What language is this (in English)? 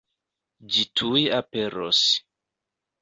Esperanto